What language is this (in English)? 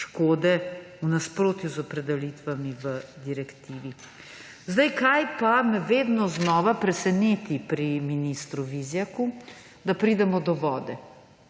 Slovenian